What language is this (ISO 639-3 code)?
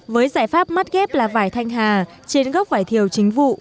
vie